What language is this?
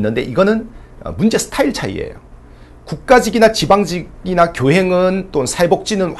Korean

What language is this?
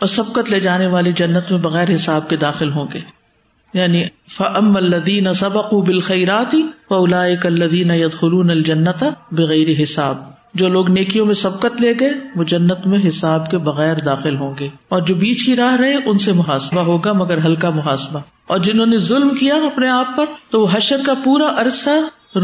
Urdu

